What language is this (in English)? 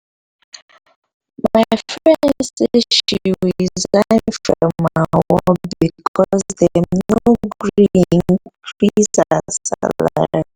Nigerian Pidgin